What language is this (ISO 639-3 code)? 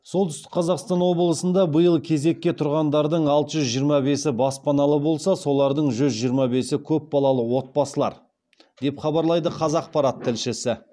kaz